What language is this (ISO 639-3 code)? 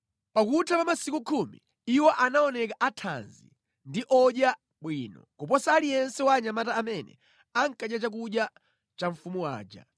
nya